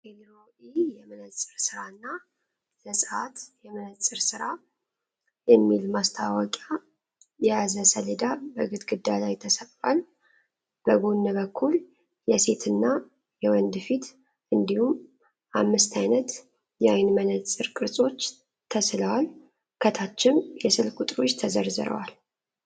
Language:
Amharic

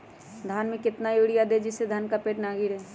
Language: Magahi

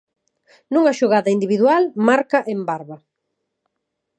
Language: Galician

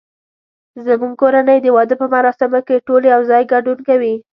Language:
Pashto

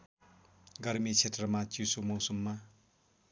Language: Nepali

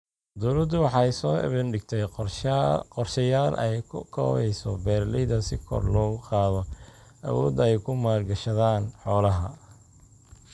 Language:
Somali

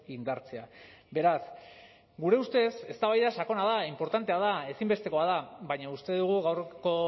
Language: Basque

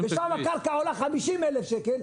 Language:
Hebrew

